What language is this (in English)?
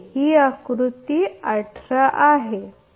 Marathi